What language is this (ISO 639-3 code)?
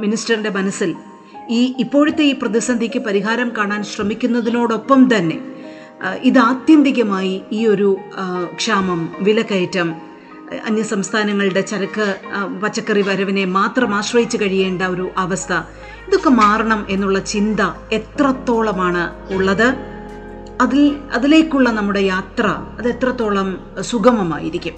mal